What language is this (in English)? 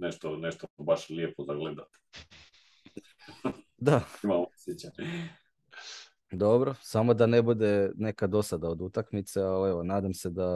Croatian